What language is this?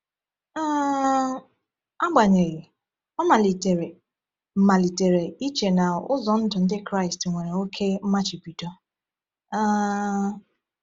Igbo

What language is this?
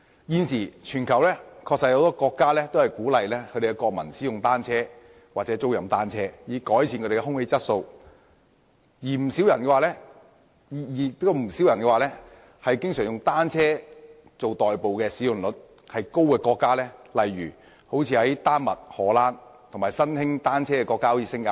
Cantonese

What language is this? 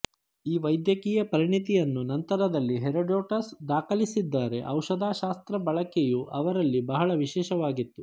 Kannada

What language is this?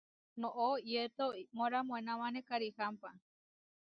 Huarijio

